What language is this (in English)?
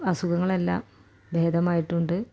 Malayalam